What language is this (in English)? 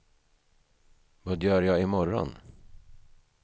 Swedish